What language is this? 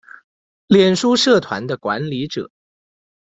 Chinese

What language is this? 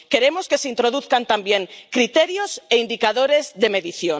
Spanish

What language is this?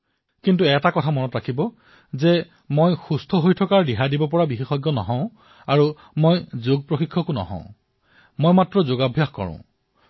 Assamese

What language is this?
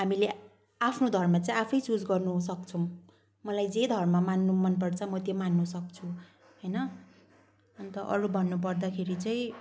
Nepali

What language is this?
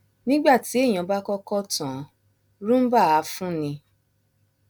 Yoruba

